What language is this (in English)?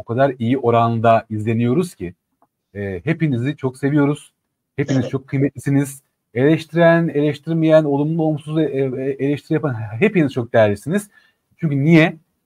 Turkish